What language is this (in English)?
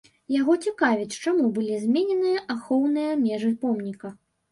Belarusian